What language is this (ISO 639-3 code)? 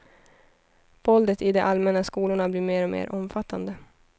swe